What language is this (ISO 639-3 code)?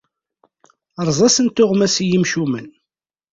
kab